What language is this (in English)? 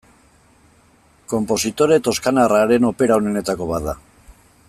Basque